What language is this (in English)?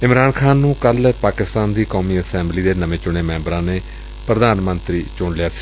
Punjabi